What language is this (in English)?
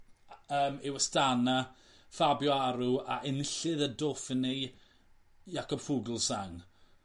Welsh